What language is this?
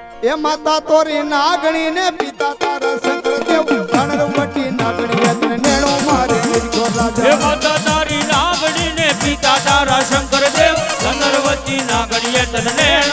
Gujarati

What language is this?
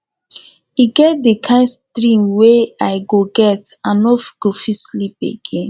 Nigerian Pidgin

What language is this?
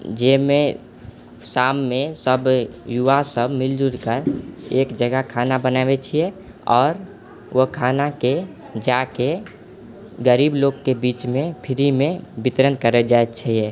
Maithili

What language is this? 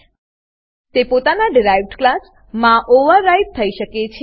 Gujarati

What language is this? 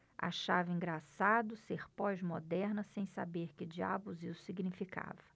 Portuguese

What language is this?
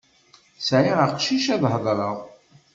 Kabyle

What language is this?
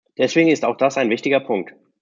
German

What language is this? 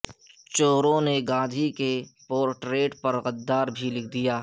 Urdu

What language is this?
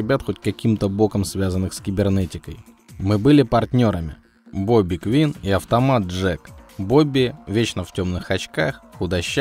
Russian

